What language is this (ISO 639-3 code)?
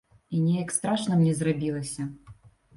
bel